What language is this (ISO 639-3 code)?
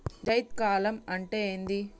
tel